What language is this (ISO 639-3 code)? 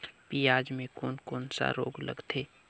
hne